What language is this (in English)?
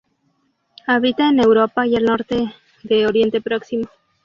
Spanish